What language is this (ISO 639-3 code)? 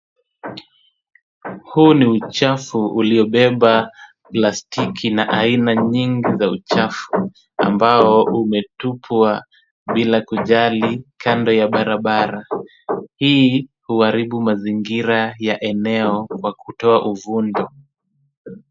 swa